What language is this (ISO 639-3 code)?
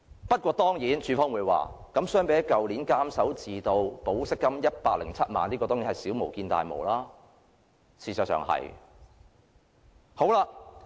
yue